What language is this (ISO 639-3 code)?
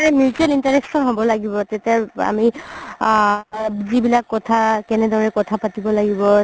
asm